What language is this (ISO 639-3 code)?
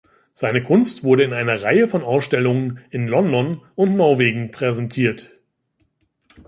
deu